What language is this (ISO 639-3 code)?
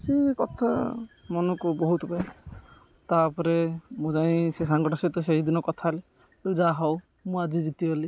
ori